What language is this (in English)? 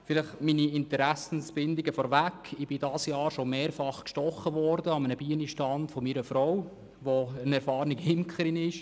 Swiss German